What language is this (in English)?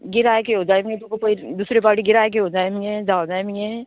Konkani